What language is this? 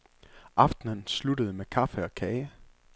Danish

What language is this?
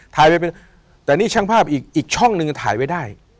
Thai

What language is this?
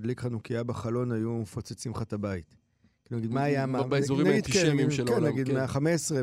Hebrew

